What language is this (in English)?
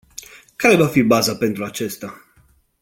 Romanian